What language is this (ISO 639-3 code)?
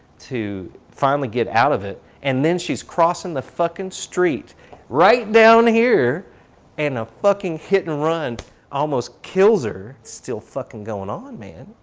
eng